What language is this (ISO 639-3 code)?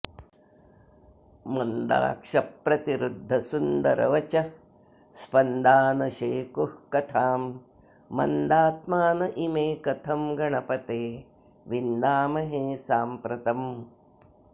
san